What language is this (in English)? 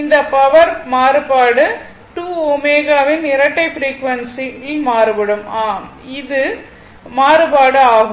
Tamil